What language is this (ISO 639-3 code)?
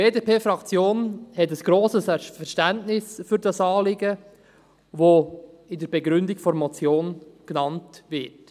gsw